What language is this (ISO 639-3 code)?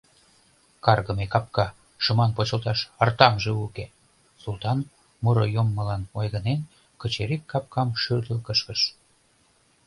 chm